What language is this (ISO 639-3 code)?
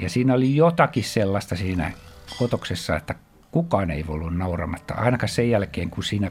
fin